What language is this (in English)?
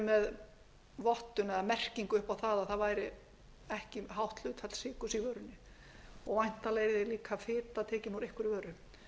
Icelandic